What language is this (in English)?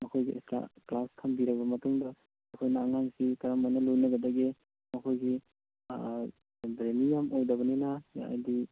Manipuri